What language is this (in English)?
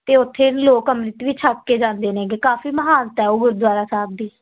Punjabi